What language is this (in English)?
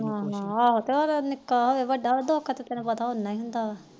Punjabi